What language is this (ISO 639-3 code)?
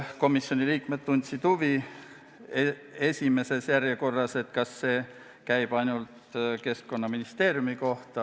est